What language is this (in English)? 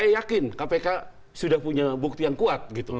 Indonesian